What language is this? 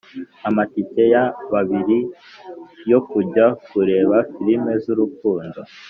Kinyarwanda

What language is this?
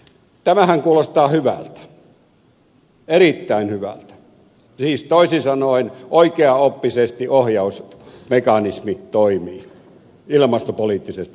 Finnish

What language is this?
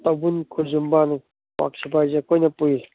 Manipuri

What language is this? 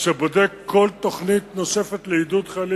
Hebrew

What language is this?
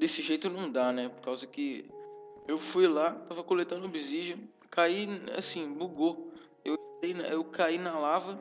Portuguese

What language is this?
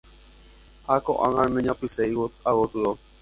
Guarani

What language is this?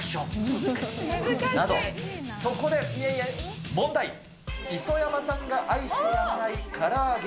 Japanese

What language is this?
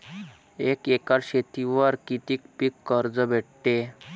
Marathi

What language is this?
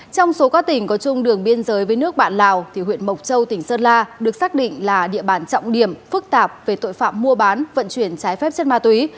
Vietnamese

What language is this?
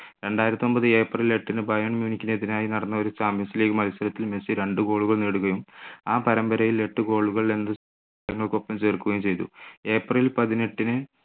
Malayalam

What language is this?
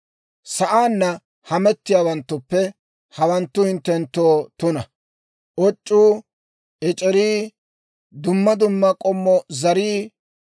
Dawro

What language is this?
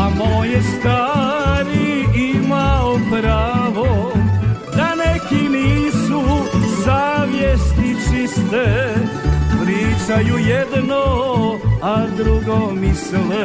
Croatian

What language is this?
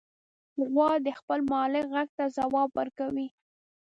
Pashto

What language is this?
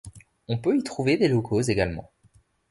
French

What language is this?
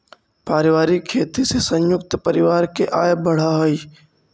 Magahi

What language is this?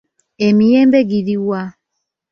Ganda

